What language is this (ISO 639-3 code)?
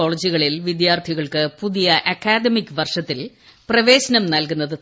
mal